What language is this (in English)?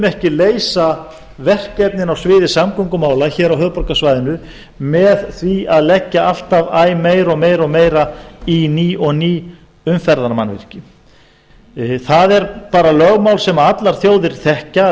Icelandic